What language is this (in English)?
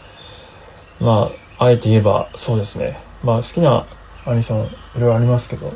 Japanese